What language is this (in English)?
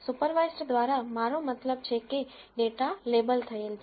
Gujarati